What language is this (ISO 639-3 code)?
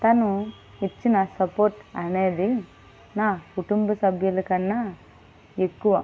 tel